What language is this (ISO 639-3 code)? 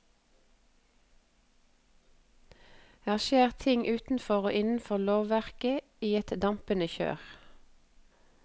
nor